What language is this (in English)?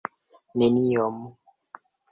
Esperanto